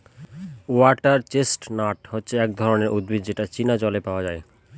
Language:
Bangla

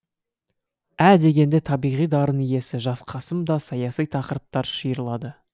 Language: Kazakh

